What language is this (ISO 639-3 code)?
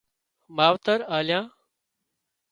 kxp